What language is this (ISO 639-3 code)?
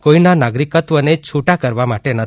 guj